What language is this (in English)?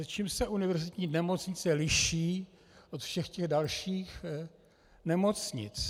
Czech